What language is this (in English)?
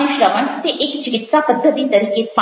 Gujarati